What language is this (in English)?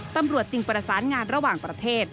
Thai